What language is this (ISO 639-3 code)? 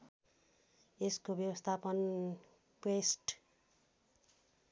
nep